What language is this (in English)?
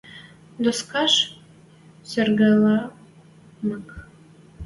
Western Mari